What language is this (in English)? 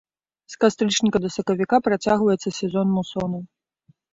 Belarusian